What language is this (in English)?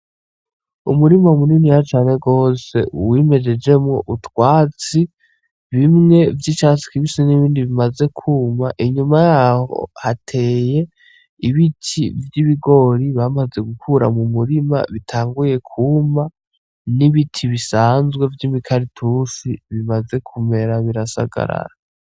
Rundi